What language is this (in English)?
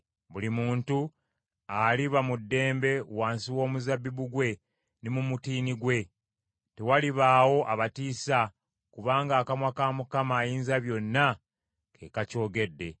Ganda